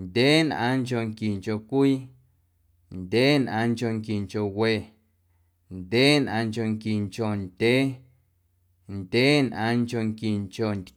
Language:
Guerrero Amuzgo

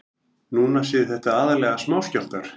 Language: Icelandic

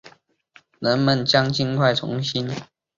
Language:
Chinese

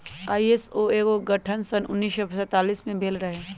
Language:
Magahi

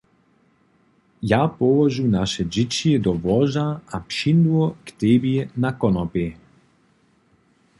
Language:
Upper Sorbian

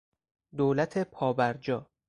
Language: Persian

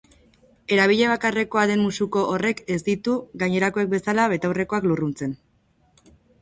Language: Basque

